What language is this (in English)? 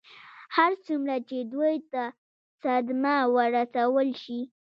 Pashto